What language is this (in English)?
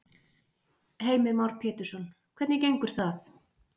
Icelandic